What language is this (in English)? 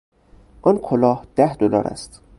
Persian